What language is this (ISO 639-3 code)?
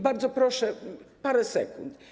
pol